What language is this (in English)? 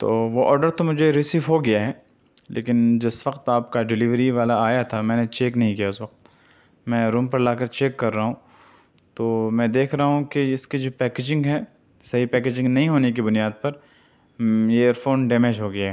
Urdu